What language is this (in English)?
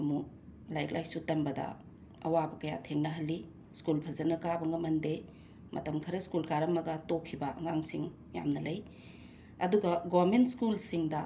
Manipuri